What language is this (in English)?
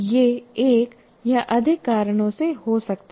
Hindi